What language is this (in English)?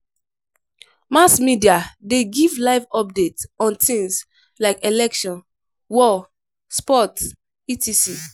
Nigerian Pidgin